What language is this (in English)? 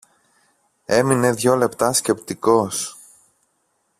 Greek